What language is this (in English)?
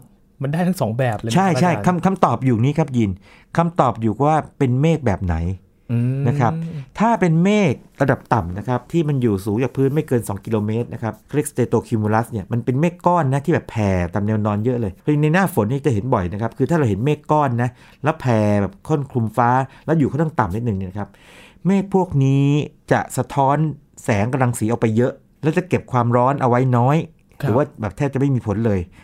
Thai